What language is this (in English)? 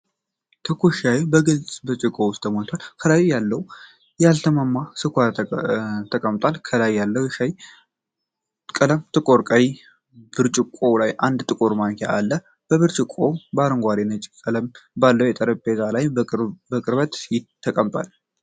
Amharic